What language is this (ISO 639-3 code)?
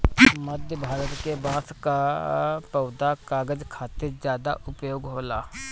bho